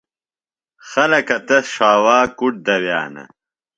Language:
Phalura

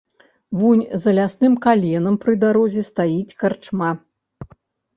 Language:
Belarusian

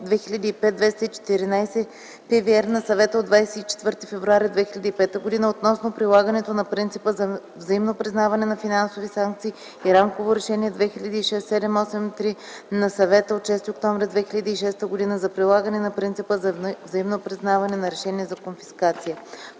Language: Bulgarian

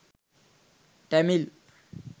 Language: Sinhala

